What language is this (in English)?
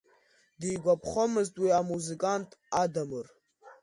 Abkhazian